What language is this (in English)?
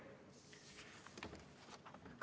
Estonian